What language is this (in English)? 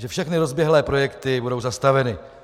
Czech